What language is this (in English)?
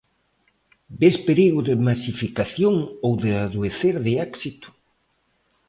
Galician